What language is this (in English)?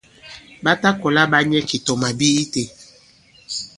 Bankon